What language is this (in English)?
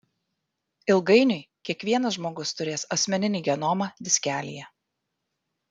Lithuanian